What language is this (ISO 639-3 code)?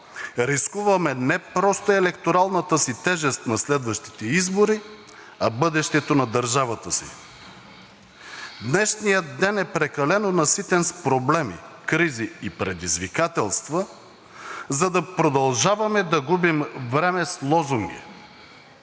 bul